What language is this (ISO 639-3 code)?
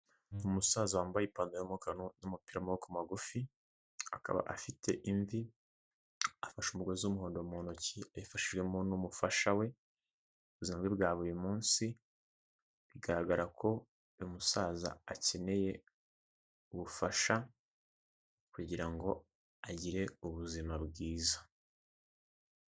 kin